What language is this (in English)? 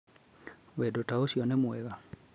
Kikuyu